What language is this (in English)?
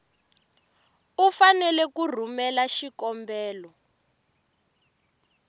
Tsonga